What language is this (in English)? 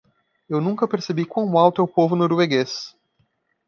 Portuguese